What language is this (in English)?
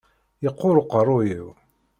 Kabyle